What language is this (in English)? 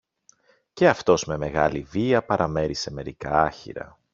Greek